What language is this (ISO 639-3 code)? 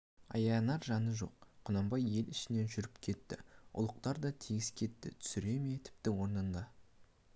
kaz